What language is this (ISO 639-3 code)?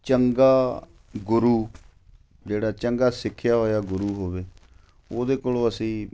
pan